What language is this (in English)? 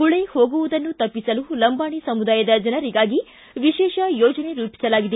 Kannada